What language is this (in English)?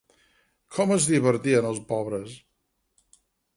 Catalan